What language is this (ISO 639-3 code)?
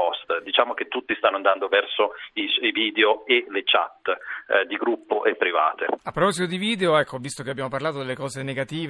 ita